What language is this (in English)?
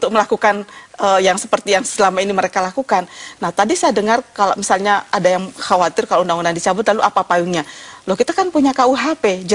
Indonesian